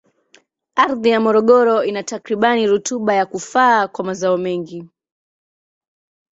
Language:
Swahili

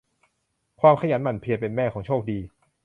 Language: Thai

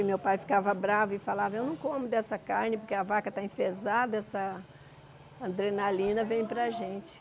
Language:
Portuguese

